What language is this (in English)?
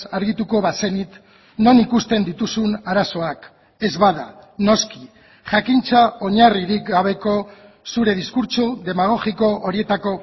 Basque